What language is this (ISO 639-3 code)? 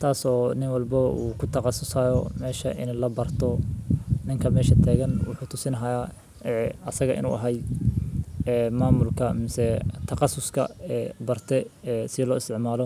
som